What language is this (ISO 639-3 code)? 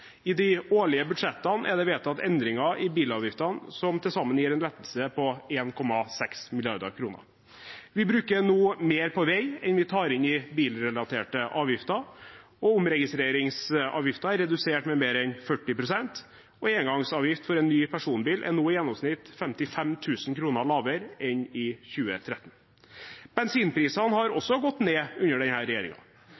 nob